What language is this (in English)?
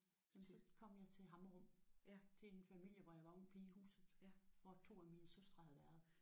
Danish